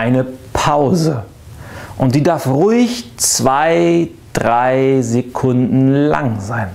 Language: German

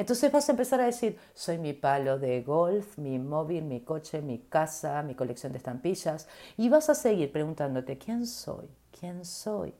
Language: Spanish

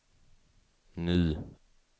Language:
Swedish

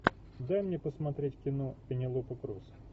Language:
Russian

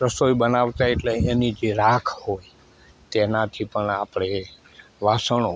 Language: Gujarati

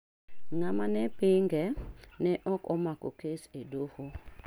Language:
Luo (Kenya and Tanzania)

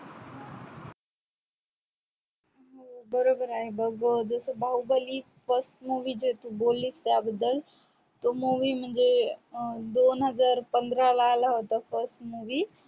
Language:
Marathi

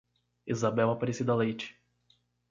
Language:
Portuguese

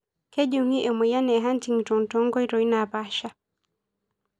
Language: Masai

